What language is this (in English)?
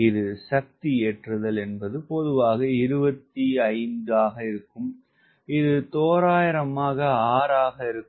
Tamil